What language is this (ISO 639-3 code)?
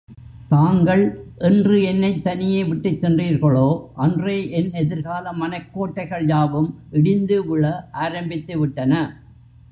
tam